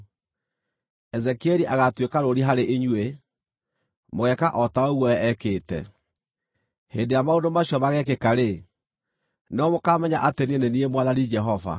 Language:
Kikuyu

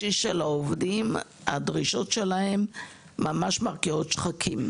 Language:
Hebrew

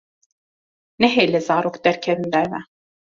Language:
Kurdish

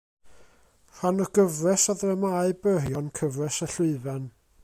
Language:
Welsh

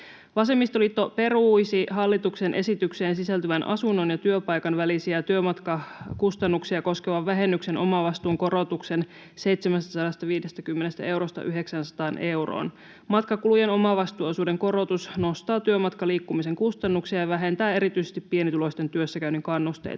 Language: Finnish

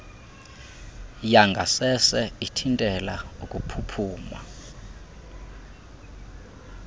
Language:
Xhosa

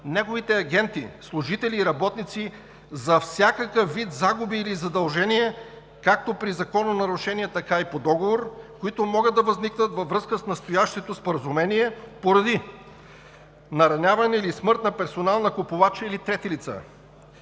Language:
Bulgarian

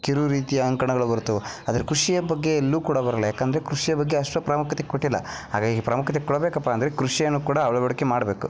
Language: Kannada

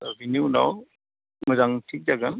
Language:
Bodo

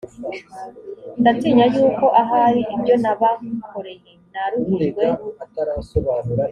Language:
Kinyarwanda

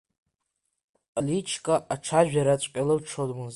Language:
Abkhazian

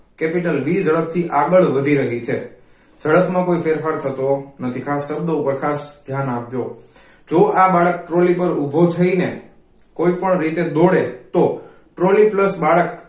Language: Gujarati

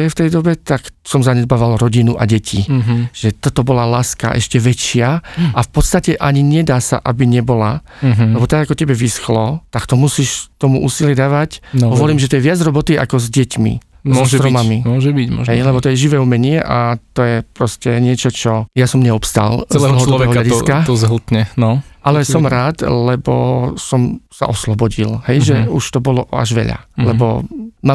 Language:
Slovak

